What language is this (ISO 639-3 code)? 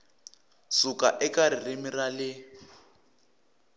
tso